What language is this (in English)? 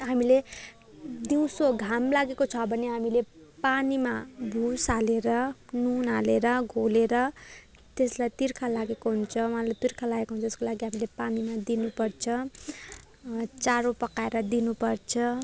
Nepali